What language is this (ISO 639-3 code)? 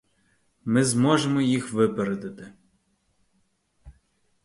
ukr